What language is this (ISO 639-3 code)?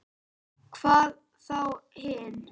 isl